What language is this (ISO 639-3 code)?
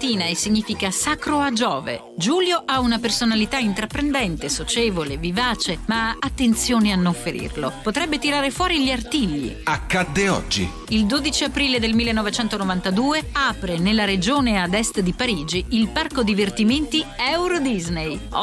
ita